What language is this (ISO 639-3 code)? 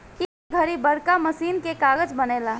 bho